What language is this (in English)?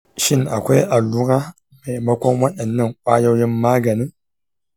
Hausa